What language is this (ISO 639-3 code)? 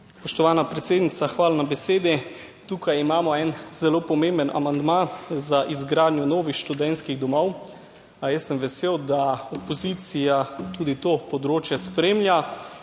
slv